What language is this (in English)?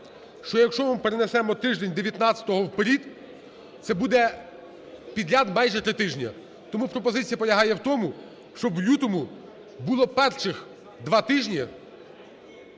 Ukrainian